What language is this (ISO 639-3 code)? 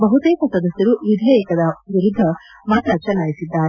kan